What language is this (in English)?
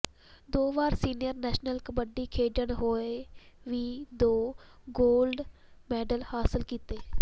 Punjabi